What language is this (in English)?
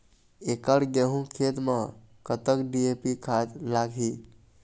Chhattisgarhi